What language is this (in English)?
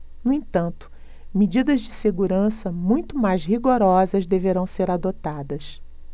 Portuguese